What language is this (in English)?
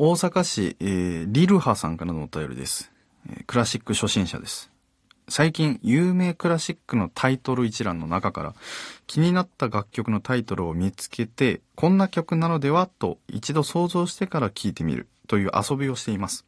Japanese